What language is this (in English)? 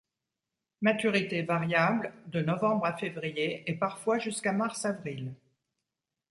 French